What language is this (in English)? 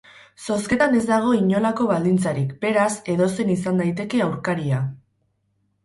Basque